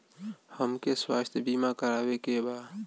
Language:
Bhojpuri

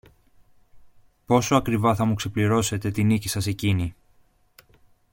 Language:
Greek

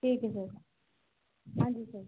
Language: Hindi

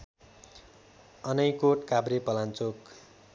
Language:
Nepali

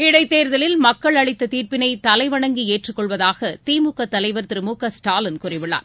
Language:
Tamil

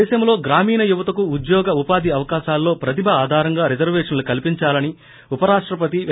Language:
Telugu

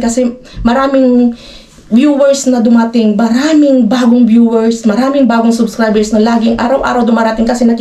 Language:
Filipino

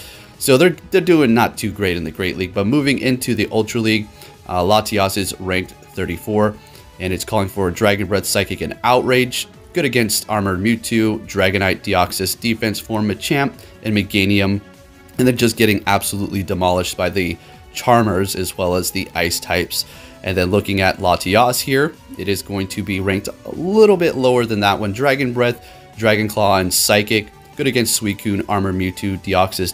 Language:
English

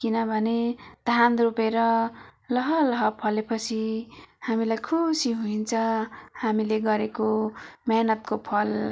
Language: Nepali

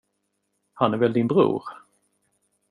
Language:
Swedish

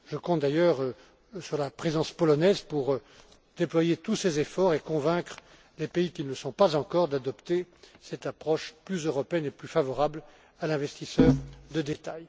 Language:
French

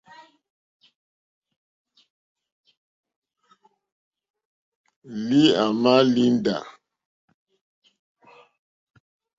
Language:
Mokpwe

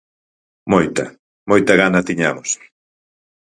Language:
Galician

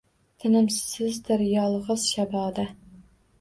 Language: Uzbek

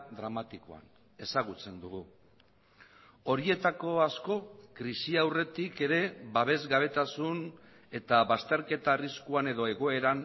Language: Basque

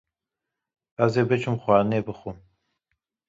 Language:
Kurdish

